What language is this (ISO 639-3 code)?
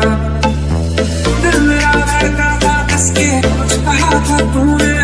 vie